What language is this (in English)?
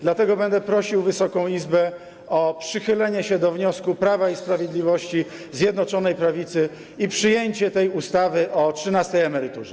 Polish